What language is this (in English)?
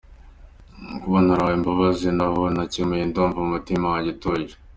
Kinyarwanda